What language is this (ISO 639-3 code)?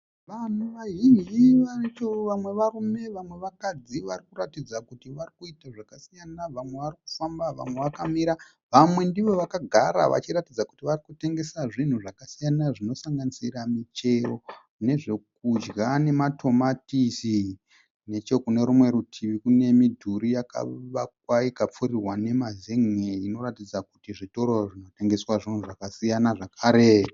sna